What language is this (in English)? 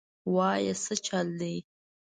Pashto